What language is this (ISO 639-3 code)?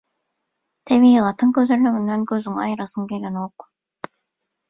tuk